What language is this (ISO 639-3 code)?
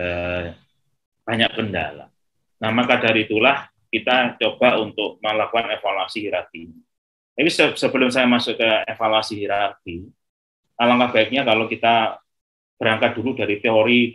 ind